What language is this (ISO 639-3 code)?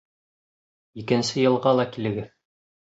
bak